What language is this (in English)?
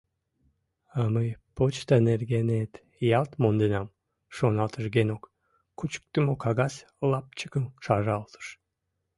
Mari